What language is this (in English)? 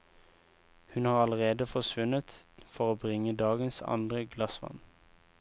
Norwegian